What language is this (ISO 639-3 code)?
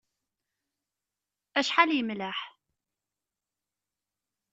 kab